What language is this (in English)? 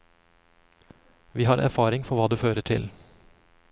Norwegian